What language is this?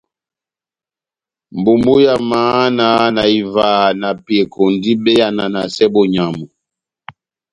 Batanga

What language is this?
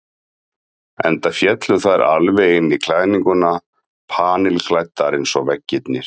Icelandic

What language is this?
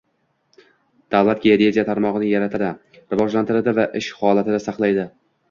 Uzbek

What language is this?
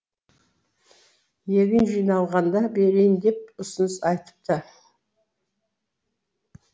Kazakh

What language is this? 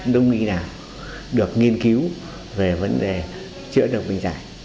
Vietnamese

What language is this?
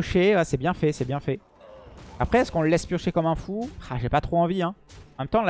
French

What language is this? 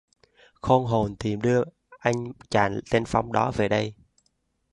Vietnamese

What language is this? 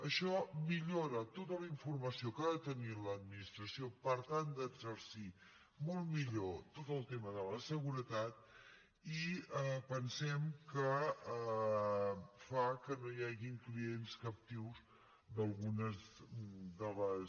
Catalan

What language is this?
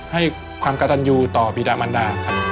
Thai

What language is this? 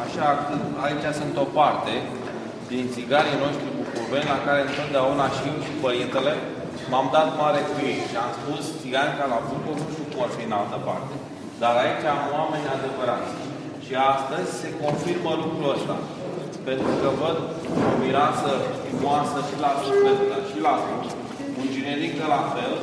Romanian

